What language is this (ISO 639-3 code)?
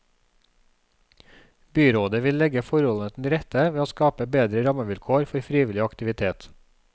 nor